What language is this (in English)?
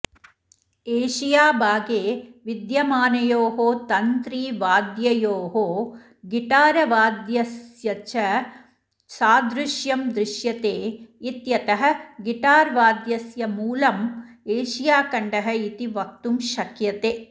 Sanskrit